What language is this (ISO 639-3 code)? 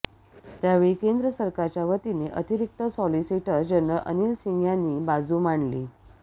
mar